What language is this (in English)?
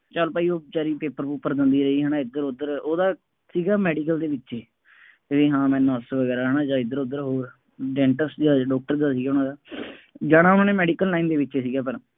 Punjabi